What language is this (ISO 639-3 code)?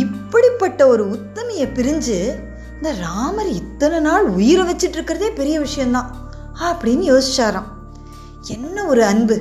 tam